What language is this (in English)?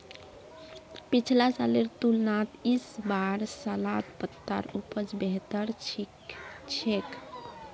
Magahi